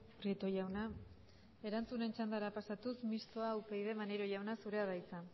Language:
Basque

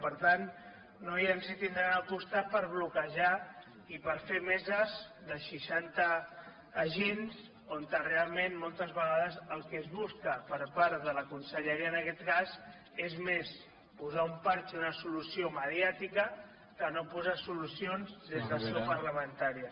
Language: Catalan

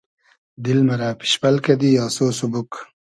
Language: Hazaragi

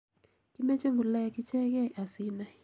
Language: Kalenjin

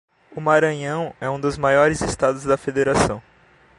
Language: Portuguese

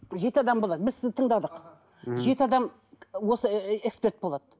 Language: Kazakh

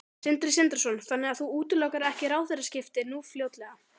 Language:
Icelandic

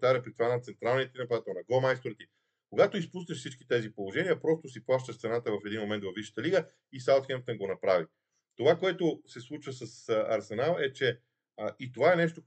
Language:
Bulgarian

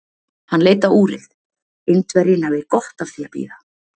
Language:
Icelandic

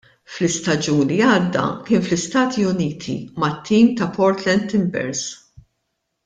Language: Maltese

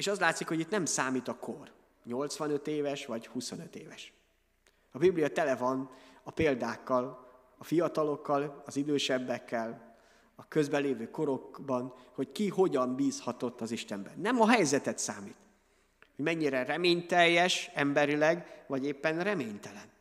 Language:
Hungarian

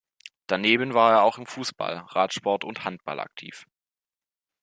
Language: German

